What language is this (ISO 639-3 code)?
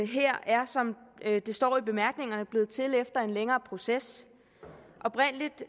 dan